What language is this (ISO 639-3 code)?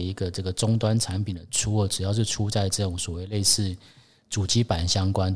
zho